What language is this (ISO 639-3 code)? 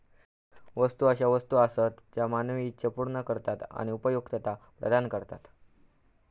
mar